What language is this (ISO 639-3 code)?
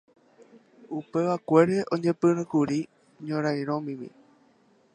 grn